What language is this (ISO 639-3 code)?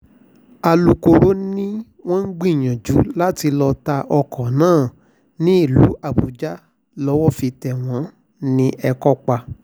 yor